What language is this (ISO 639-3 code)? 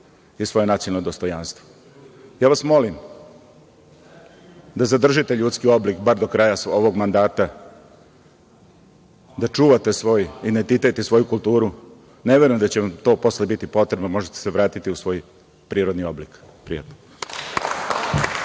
srp